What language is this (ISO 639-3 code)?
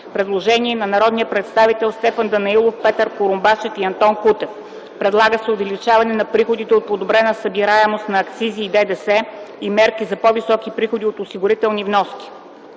bul